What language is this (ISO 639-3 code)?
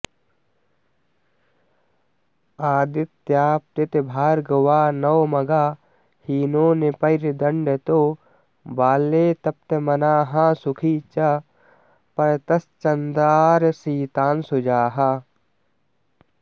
san